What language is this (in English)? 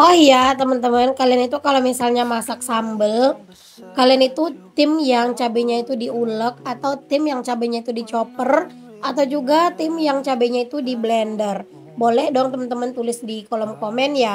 Indonesian